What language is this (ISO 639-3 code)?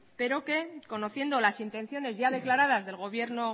spa